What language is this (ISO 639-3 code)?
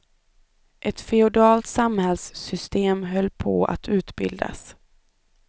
swe